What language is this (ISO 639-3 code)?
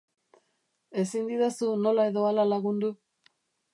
eus